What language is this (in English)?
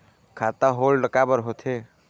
Chhattisgarhi